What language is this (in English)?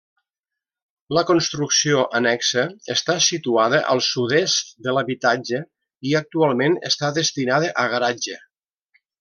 Catalan